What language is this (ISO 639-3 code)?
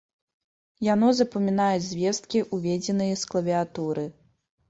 bel